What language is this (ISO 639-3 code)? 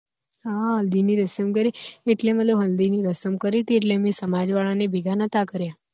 guj